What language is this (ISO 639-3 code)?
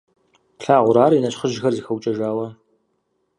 kbd